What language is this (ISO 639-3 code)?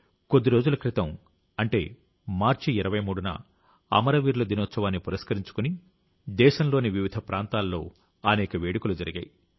tel